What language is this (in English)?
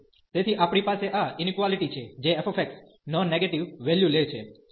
Gujarati